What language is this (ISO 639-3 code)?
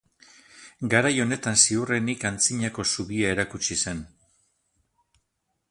eus